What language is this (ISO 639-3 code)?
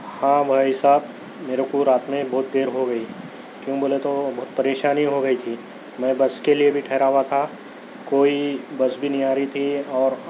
urd